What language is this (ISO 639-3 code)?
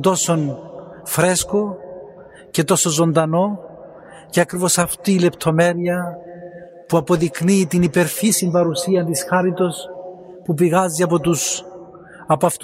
ell